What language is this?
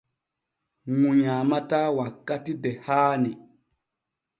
Borgu Fulfulde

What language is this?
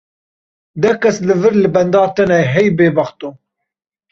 Kurdish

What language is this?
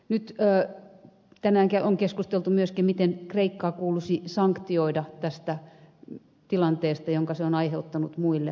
Finnish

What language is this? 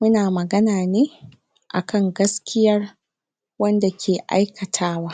Hausa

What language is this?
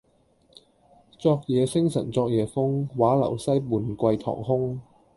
Cantonese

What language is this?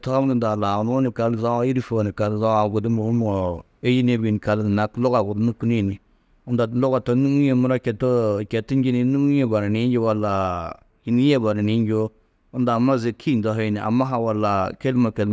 Tedaga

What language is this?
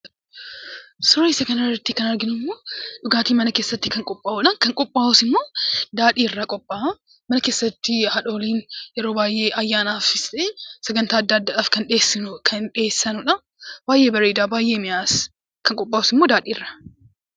Oromo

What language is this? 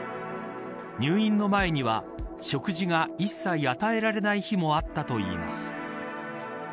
Japanese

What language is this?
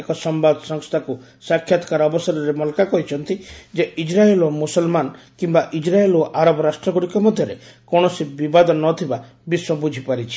Odia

